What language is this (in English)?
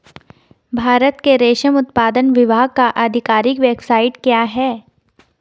Hindi